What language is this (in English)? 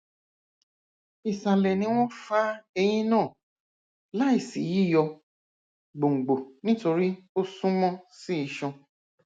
Yoruba